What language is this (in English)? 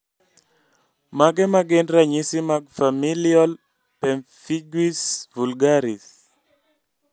Luo (Kenya and Tanzania)